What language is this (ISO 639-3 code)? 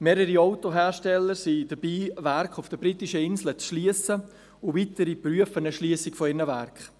gsw